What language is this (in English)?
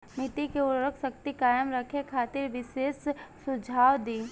Bhojpuri